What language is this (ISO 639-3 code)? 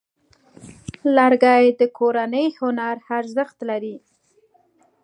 pus